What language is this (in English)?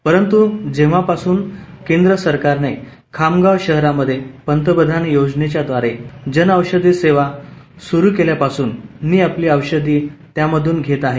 Marathi